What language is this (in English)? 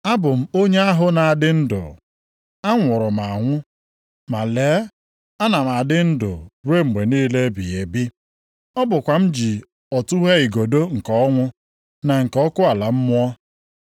Igbo